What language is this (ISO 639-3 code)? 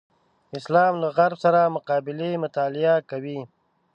pus